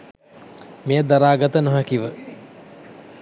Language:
Sinhala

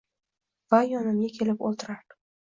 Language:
Uzbek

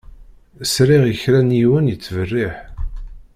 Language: Kabyle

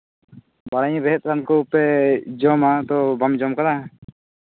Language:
Santali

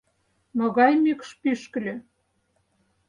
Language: Mari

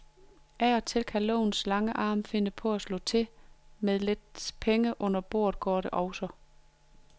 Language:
Danish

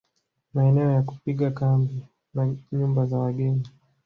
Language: Swahili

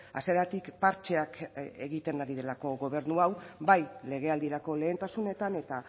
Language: Basque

